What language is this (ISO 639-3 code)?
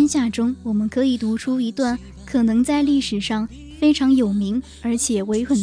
zho